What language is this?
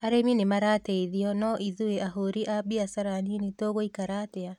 Kikuyu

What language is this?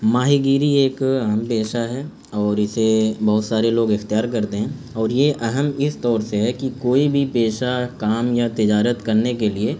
Urdu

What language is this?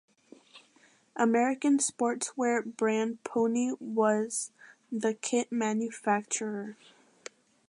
English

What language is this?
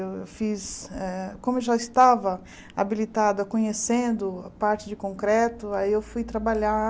Portuguese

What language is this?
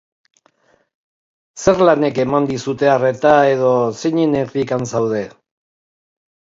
Basque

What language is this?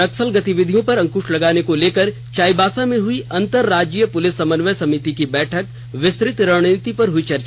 Hindi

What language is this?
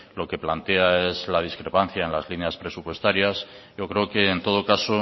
Spanish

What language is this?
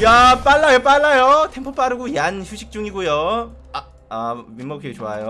Korean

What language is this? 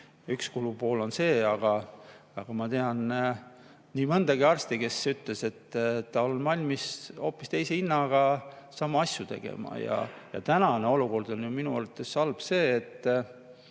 Estonian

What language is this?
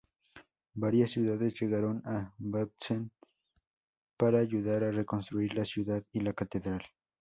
Spanish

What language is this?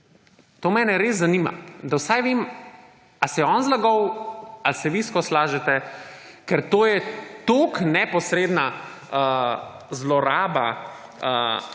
Slovenian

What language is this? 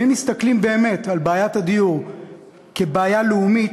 Hebrew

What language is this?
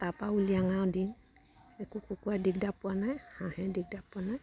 Assamese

